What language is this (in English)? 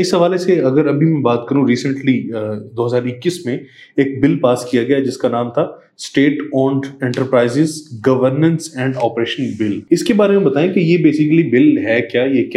Urdu